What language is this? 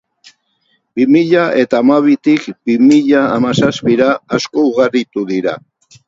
Basque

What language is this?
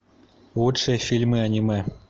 Russian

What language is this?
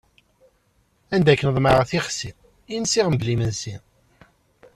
Kabyle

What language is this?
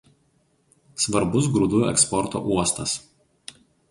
Lithuanian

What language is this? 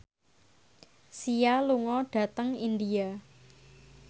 Javanese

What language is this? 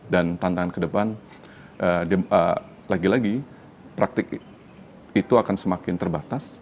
Indonesian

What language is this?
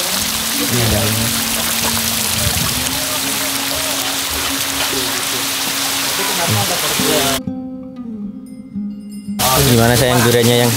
Indonesian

